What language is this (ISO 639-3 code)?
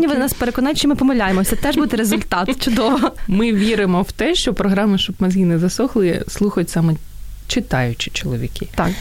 ukr